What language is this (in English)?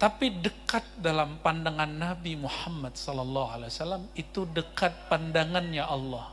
Indonesian